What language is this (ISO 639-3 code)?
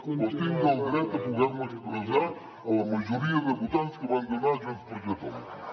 cat